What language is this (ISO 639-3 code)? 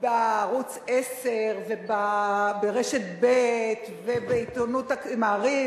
heb